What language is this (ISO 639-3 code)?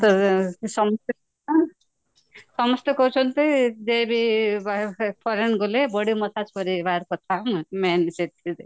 ori